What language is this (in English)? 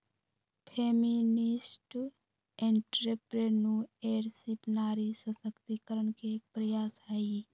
Magahi